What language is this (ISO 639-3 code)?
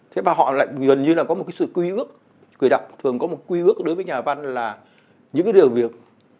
vie